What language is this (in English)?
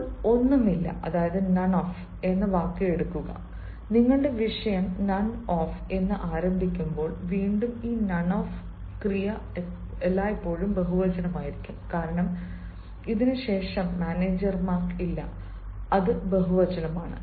Malayalam